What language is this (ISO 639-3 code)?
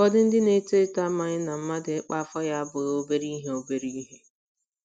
ibo